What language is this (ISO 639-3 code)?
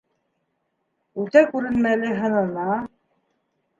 bak